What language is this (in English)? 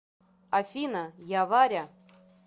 Russian